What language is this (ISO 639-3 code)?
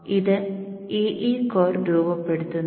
mal